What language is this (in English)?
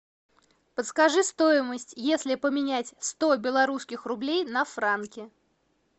Russian